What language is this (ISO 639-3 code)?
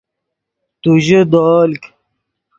ydg